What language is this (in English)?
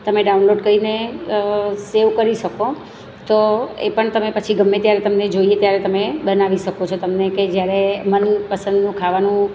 Gujarati